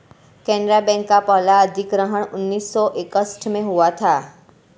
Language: Hindi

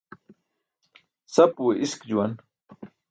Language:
Burushaski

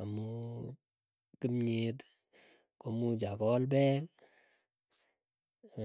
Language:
Keiyo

